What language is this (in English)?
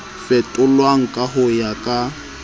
Southern Sotho